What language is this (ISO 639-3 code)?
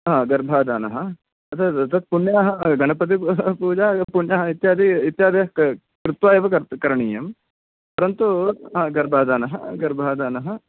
san